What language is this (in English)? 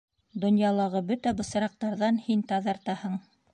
Bashkir